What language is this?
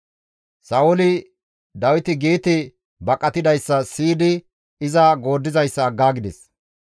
Gamo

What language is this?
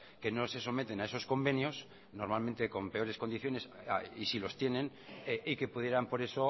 Spanish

